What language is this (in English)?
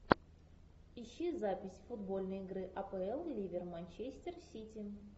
Russian